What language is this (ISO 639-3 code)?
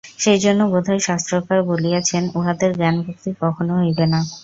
ben